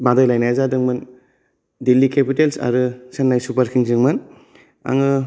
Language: Bodo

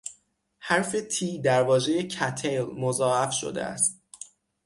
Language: Persian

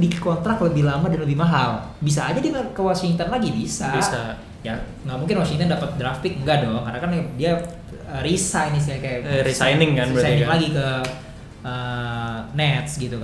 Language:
Indonesian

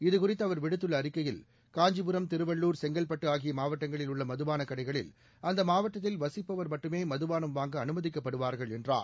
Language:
Tamil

